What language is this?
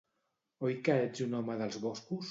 Catalan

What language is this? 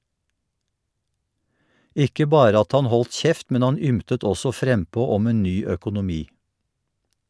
Norwegian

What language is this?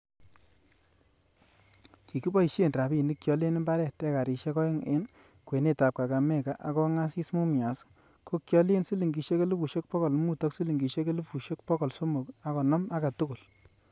Kalenjin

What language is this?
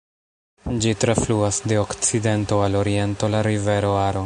Esperanto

